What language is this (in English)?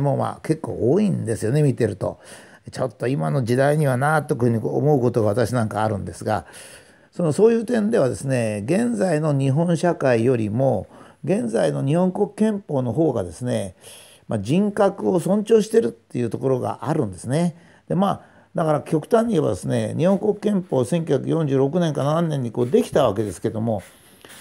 Japanese